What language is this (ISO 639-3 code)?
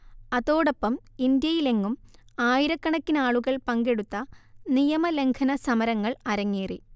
mal